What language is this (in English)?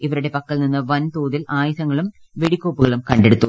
Malayalam